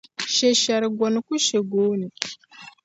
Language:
Dagbani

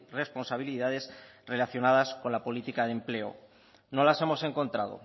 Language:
Spanish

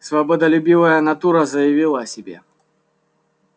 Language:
Russian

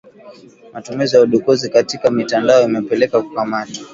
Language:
Swahili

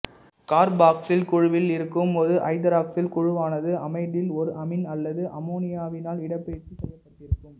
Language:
Tamil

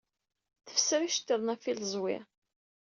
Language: Kabyle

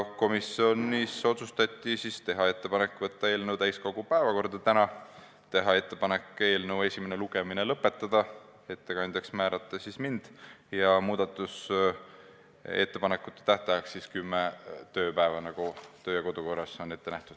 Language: Estonian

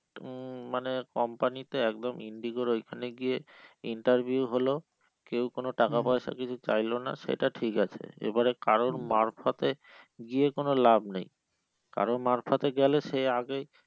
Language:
Bangla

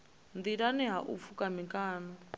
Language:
Venda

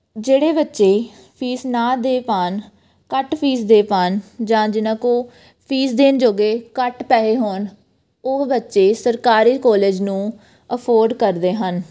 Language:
Punjabi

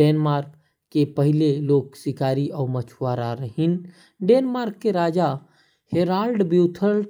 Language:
Korwa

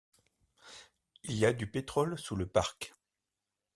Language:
French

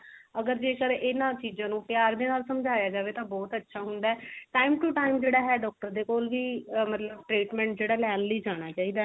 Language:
Punjabi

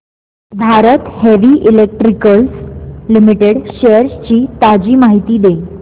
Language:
Marathi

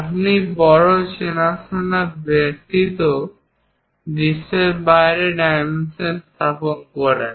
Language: Bangla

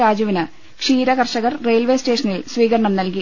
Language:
Malayalam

